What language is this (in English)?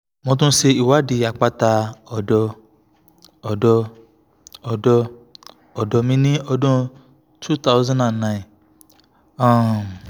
Yoruba